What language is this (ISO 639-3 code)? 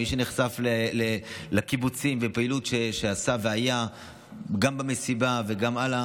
heb